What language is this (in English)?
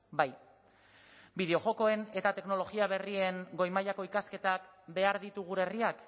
Basque